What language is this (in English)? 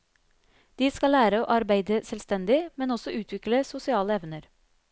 Norwegian